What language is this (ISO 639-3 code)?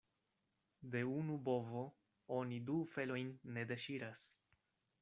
epo